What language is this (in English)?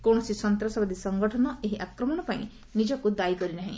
Odia